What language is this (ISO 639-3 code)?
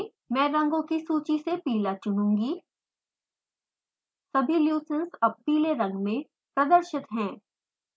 hin